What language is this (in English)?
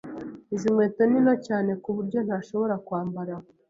Kinyarwanda